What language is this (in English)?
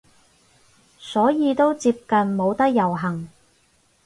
Cantonese